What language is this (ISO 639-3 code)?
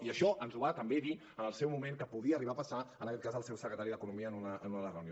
cat